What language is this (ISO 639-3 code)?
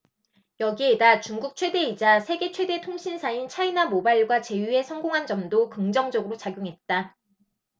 kor